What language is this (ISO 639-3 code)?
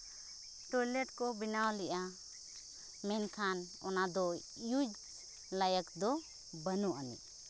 sat